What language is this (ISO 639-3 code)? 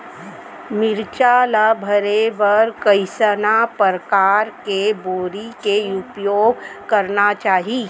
hne